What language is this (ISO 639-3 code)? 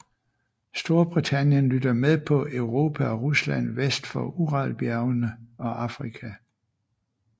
dan